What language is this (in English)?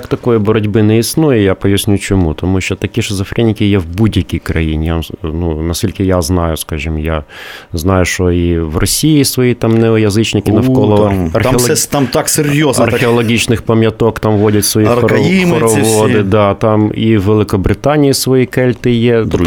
Ukrainian